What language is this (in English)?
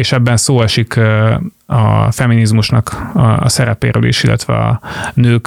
Hungarian